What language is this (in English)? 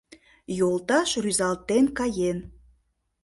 Mari